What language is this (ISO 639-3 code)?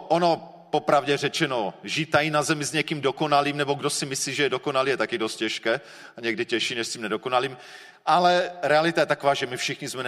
ces